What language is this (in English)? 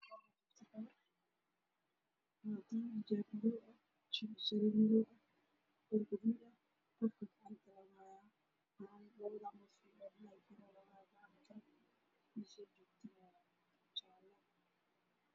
Somali